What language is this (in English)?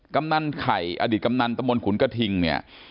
Thai